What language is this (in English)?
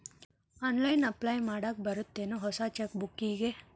Kannada